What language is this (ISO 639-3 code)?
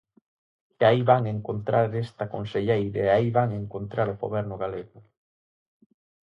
glg